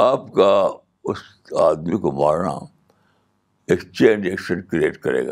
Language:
Urdu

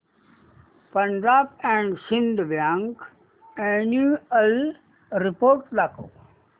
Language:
Marathi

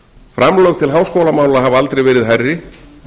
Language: Icelandic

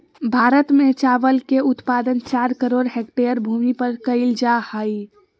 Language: Magahi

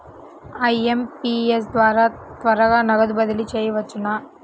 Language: Telugu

